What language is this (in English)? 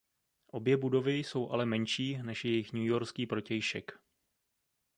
Czech